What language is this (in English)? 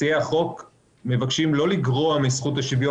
Hebrew